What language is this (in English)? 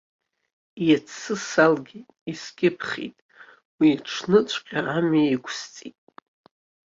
Abkhazian